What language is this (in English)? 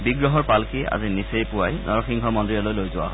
Assamese